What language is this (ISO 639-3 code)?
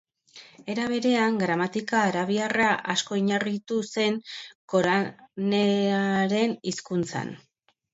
eus